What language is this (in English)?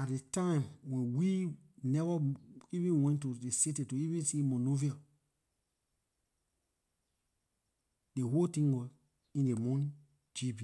Liberian English